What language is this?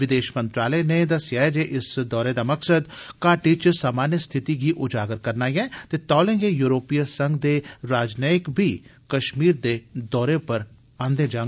Dogri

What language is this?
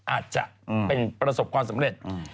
Thai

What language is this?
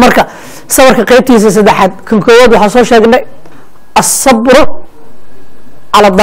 Arabic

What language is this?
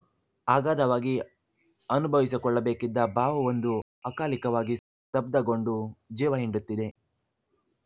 Kannada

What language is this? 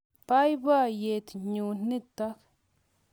Kalenjin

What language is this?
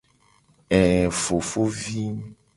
Gen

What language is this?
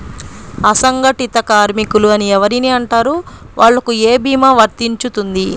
Telugu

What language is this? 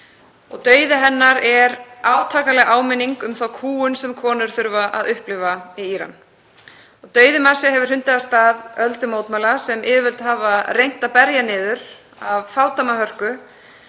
Icelandic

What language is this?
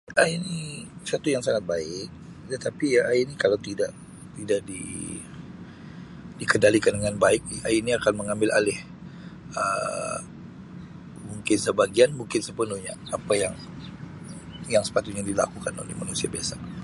Sabah Malay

